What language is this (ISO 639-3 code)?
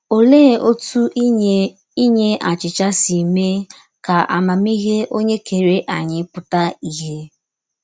ibo